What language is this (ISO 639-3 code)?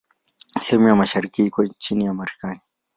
swa